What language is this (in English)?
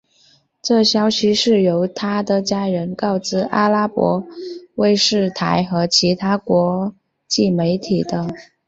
Chinese